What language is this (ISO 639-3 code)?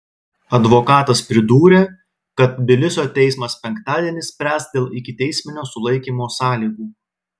lit